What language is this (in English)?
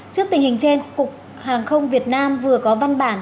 Vietnamese